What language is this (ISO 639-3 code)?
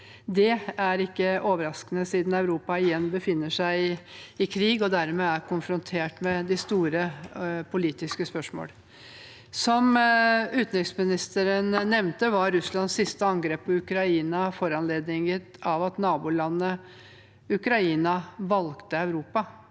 nor